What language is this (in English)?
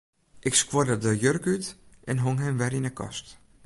Western Frisian